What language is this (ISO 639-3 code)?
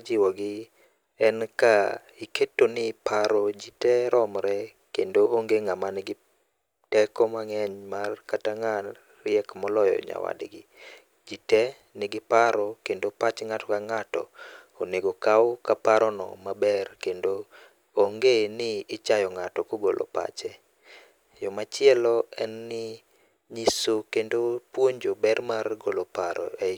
luo